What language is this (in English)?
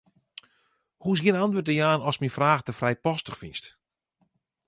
Western Frisian